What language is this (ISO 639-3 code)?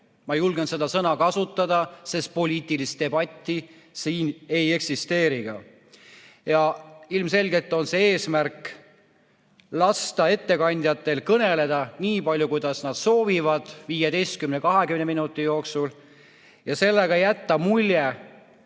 est